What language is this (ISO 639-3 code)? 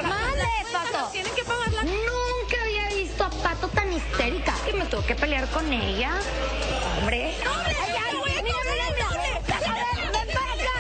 spa